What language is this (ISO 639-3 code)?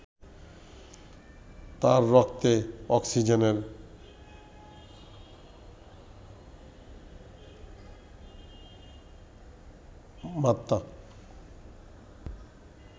ben